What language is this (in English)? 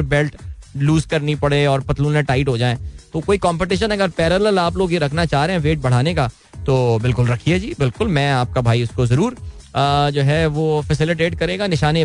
Hindi